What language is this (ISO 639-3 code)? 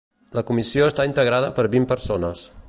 cat